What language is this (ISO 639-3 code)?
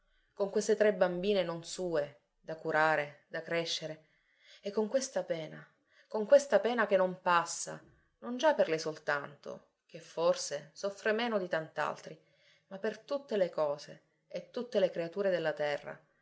ita